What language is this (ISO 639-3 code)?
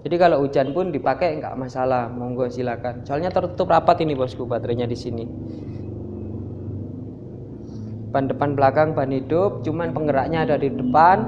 ind